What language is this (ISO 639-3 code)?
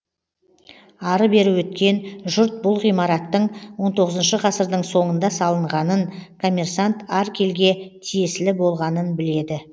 kaz